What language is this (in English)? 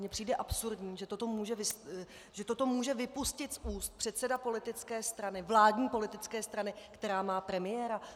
Czech